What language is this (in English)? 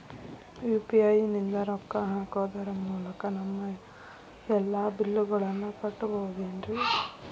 Kannada